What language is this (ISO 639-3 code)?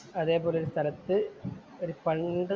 mal